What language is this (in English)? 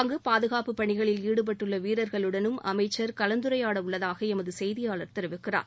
Tamil